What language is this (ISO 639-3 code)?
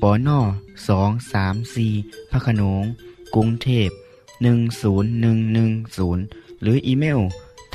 tha